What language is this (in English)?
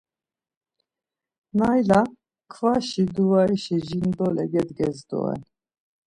Laz